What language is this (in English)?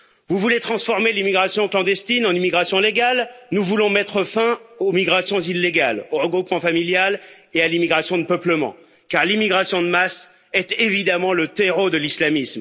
French